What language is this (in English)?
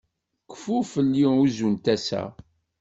Kabyle